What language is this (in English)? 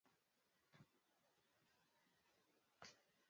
Swahili